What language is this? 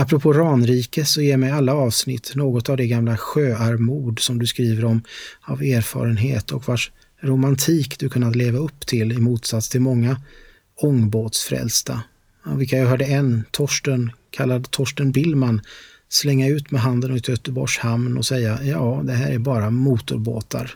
Swedish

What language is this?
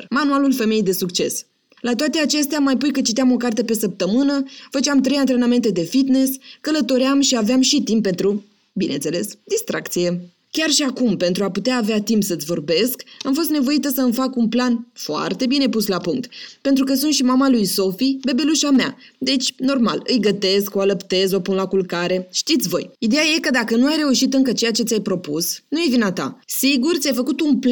Romanian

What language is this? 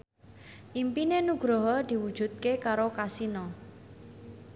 Javanese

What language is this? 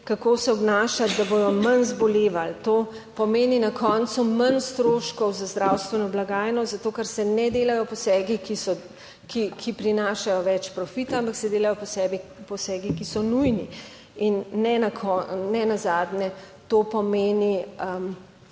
Slovenian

